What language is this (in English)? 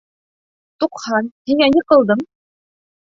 Bashkir